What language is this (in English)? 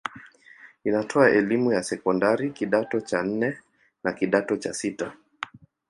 Swahili